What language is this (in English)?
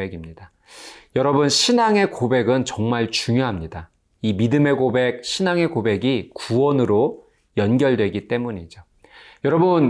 Korean